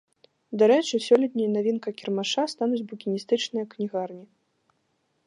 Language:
Belarusian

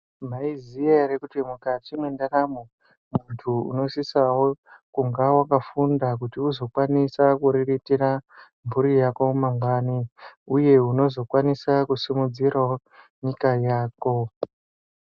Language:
Ndau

